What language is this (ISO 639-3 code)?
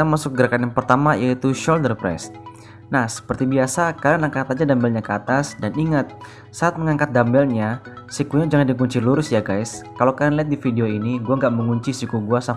ind